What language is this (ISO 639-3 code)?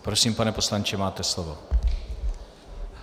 ces